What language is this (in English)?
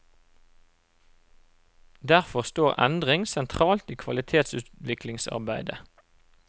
Norwegian